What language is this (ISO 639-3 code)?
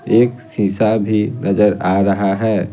hin